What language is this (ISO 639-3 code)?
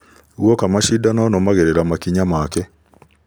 kik